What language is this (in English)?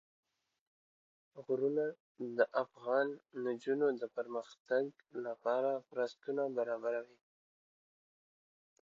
Pashto